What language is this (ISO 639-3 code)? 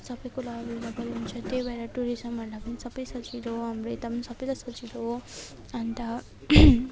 nep